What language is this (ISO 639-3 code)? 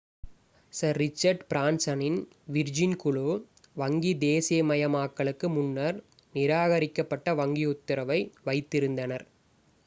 tam